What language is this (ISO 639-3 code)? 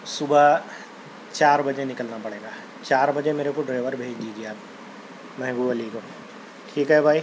urd